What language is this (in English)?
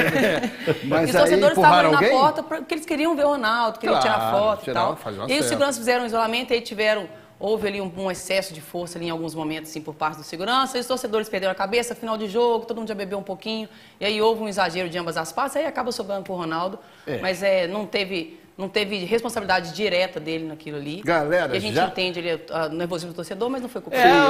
Portuguese